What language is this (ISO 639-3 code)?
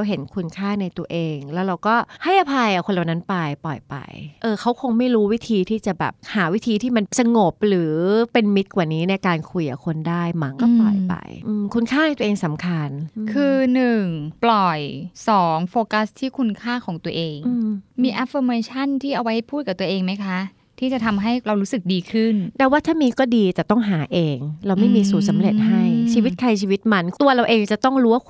tha